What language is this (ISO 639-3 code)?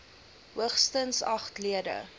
afr